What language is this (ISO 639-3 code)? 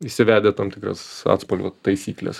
lit